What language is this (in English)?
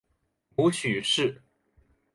Chinese